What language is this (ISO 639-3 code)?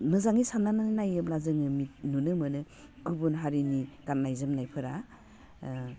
brx